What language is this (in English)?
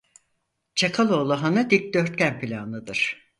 Turkish